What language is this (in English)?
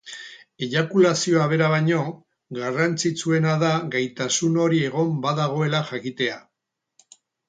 Basque